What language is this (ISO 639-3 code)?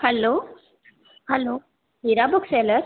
snd